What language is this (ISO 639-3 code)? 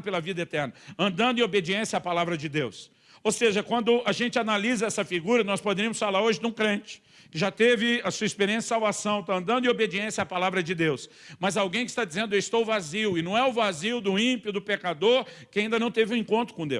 por